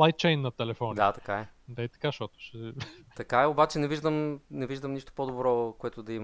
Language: Bulgarian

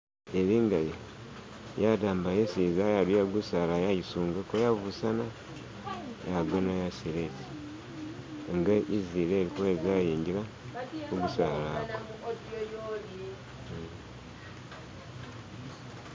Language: Masaaba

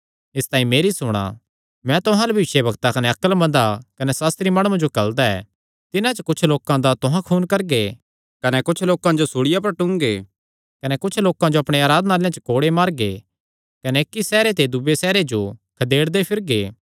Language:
Kangri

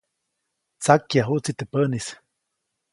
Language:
Copainalá Zoque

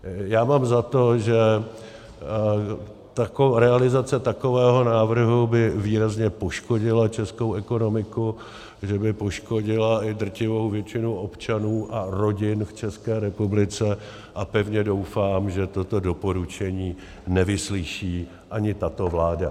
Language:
Czech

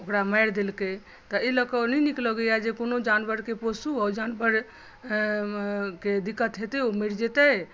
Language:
Maithili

